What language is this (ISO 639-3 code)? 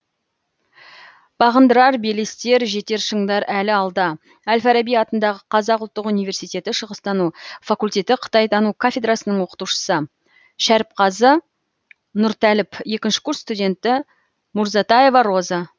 kaz